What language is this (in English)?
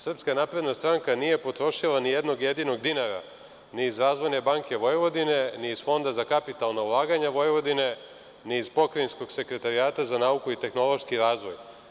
Serbian